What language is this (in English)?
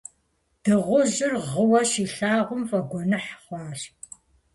Kabardian